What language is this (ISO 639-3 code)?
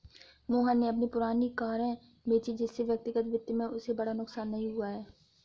hin